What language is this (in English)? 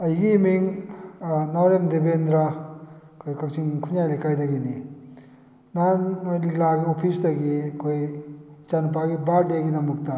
Manipuri